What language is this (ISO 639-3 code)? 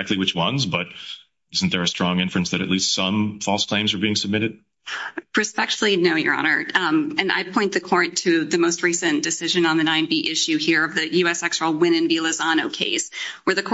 eng